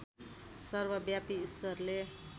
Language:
Nepali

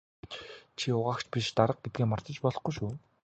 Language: Mongolian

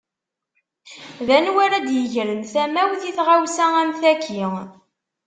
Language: Kabyle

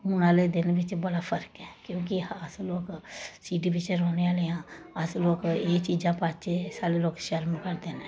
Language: Dogri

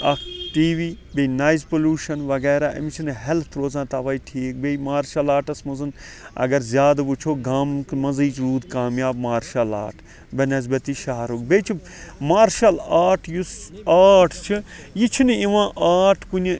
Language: Kashmiri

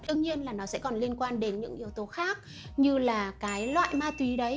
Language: Vietnamese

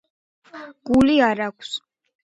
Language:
Georgian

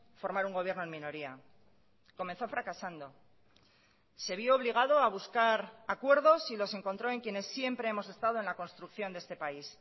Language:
Spanish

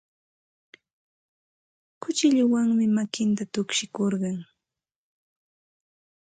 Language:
Santa Ana de Tusi Pasco Quechua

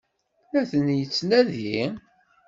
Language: Kabyle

